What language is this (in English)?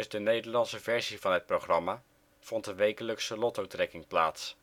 Dutch